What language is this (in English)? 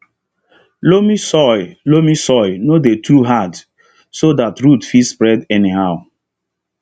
Nigerian Pidgin